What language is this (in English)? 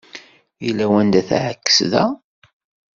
Kabyle